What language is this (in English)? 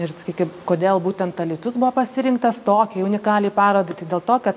Lithuanian